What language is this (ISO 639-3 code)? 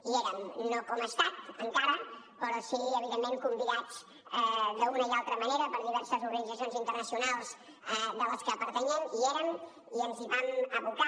cat